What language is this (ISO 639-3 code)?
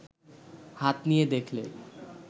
ben